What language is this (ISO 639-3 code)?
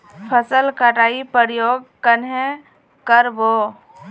mag